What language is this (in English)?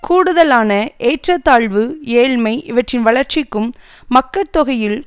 Tamil